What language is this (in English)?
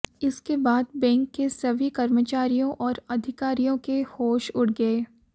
Hindi